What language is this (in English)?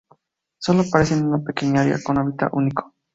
Spanish